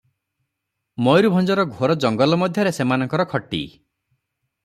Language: Odia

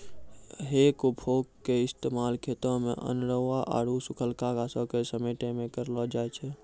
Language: Maithili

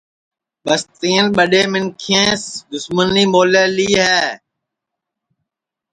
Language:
Sansi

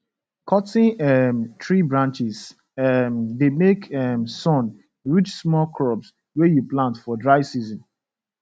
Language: Nigerian Pidgin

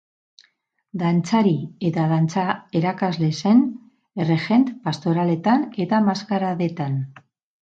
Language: Basque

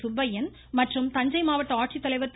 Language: Tamil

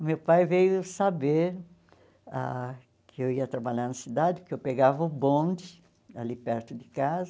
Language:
Portuguese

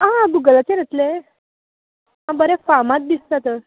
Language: Konkani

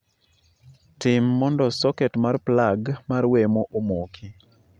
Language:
Luo (Kenya and Tanzania)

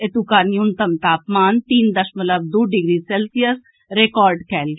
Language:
Maithili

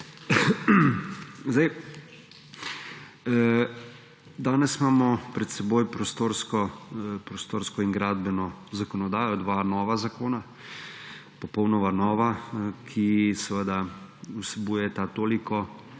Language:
Slovenian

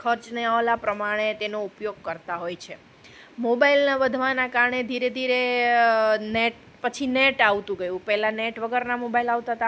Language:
Gujarati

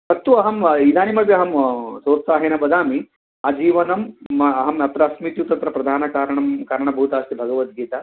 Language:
Sanskrit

